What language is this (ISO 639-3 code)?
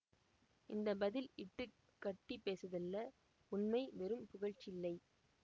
tam